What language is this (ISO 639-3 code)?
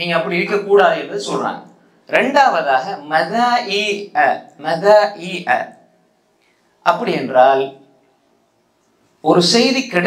ara